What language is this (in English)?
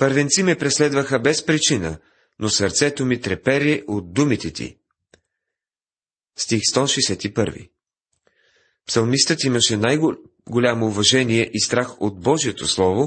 Bulgarian